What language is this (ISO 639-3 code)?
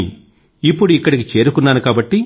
tel